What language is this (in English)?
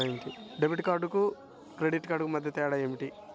Telugu